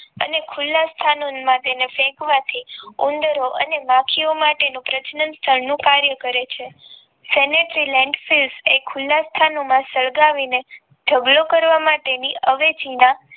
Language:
Gujarati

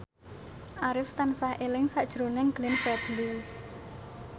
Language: Javanese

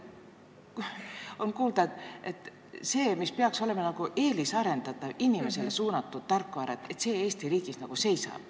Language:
Estonian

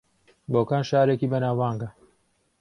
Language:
Central Kurdish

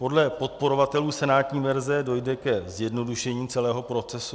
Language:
Czech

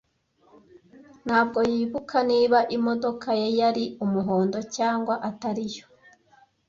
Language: Kinyarwanda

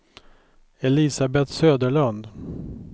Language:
Swedish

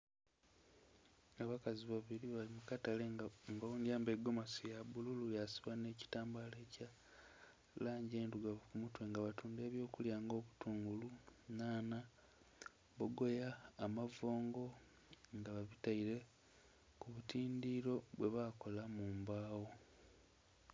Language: Soga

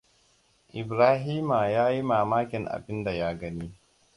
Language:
Hausa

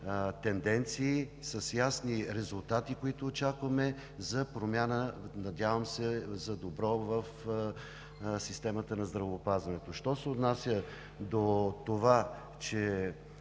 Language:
Bulgarian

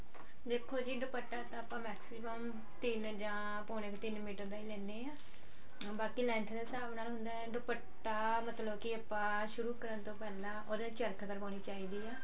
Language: Punjabi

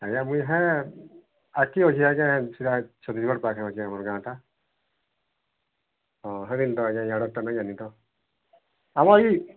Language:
Odia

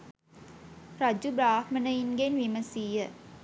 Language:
Sinhala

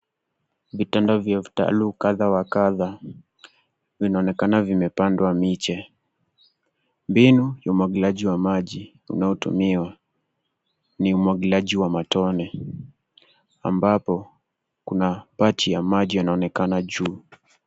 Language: Swahili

